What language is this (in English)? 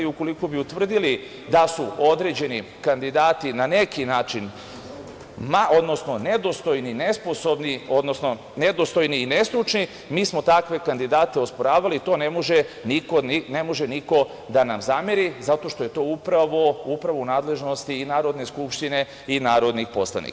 Serbian